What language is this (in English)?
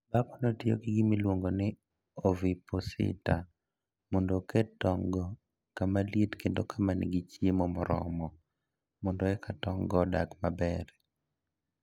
Luo (Kenya and Tanzania)